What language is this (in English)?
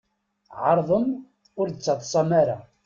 Kabyle